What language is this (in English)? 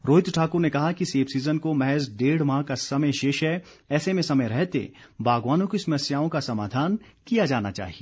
Hindi